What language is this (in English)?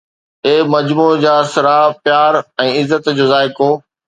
Sindhi